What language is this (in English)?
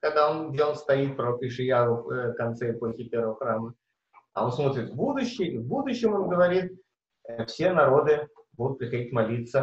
Russian